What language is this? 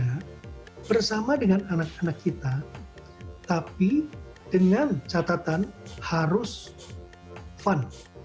Indonesian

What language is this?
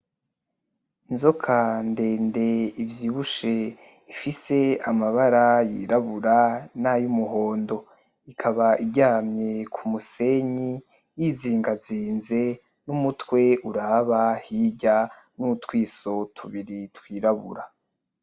Rundi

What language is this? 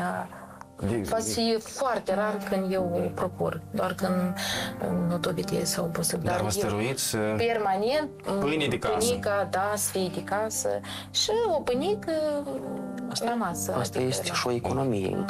Romanian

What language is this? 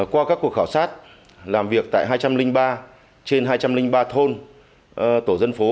Vietnamese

